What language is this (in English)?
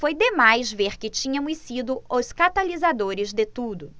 Portuguese